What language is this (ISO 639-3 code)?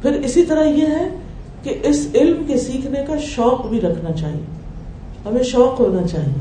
urd